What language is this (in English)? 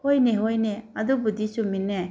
Manipuri